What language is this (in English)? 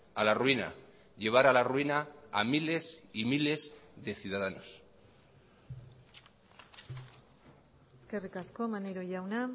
Spanish